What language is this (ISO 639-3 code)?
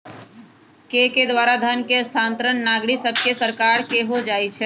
mag